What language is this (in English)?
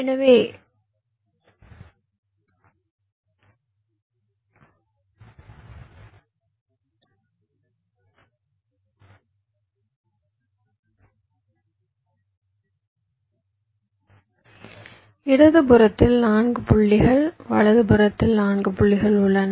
Tamil